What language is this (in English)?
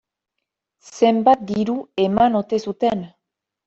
Basque